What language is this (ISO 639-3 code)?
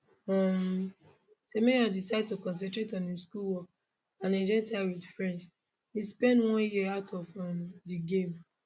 pcm